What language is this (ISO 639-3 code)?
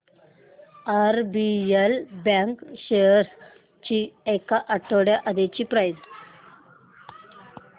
mar